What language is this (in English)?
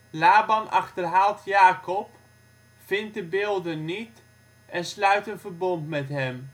Dutch